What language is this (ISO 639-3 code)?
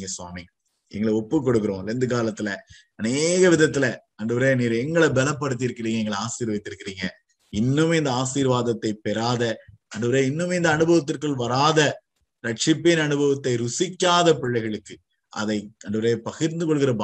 tam